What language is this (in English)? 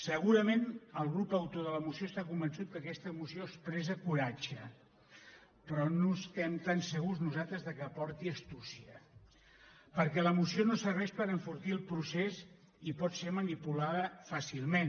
Catalan